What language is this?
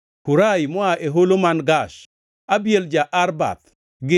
Luo (Kenya and Tanzania)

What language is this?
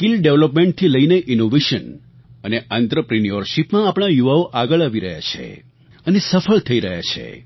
Gujarati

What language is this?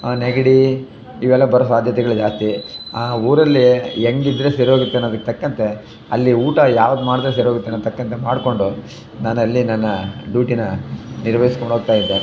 Kannada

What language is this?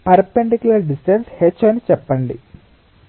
Telugu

